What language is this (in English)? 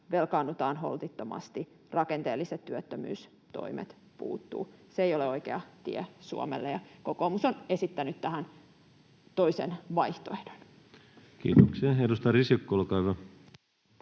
Finnish